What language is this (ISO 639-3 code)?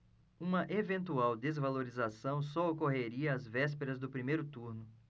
por